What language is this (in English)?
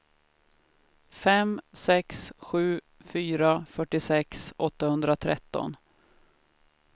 Swedish